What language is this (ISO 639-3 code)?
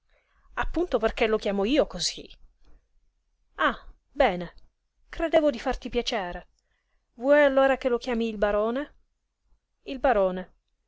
ita